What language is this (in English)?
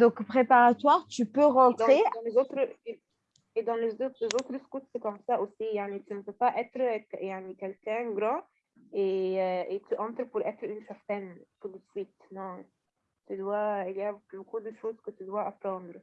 French